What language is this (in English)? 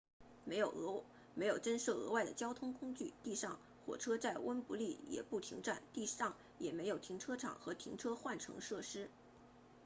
Chinese